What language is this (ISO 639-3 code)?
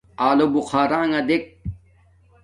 dmk